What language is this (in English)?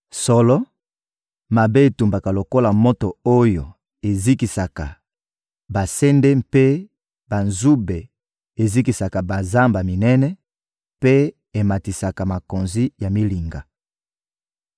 Lingala